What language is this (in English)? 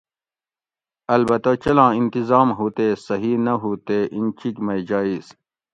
Gawri